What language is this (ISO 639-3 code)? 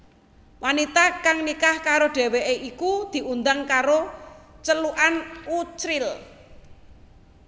jav